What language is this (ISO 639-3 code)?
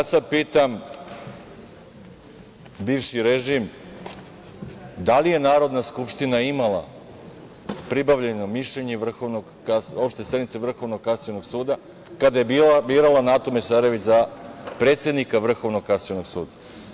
srp